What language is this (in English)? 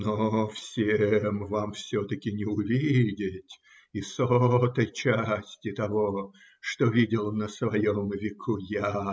Russian